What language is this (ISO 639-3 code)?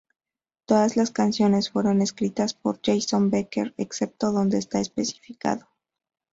spa